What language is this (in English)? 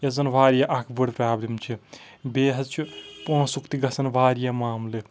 Kashmiri